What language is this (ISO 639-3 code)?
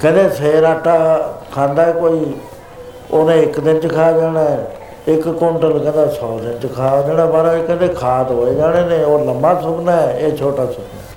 pan